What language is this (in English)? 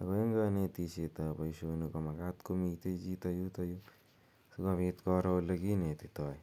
Kalenjin